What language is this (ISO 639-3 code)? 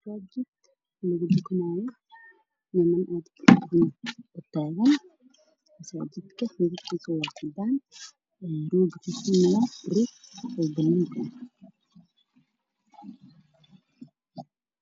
som